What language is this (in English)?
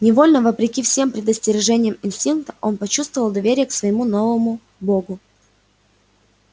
Russian